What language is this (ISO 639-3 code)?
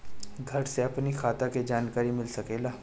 bho